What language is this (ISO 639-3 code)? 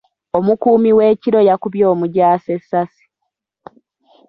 lug